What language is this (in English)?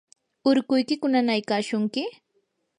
Yanahuanca Pasco Quechua